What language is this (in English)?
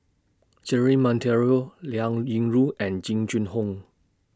English